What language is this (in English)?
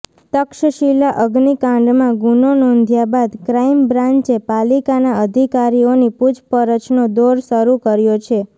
Gujarati